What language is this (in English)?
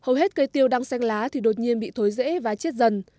Vietnamese